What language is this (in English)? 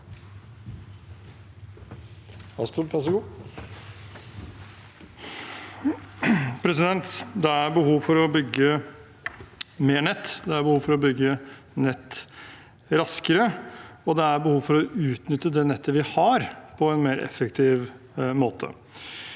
Norwegian